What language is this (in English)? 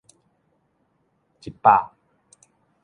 Min Nan Chinese